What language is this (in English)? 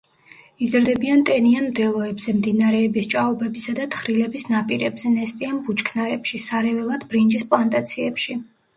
Georgian